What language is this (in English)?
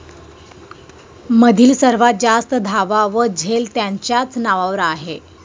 Marathi